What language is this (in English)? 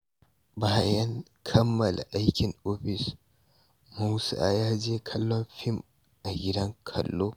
Hausa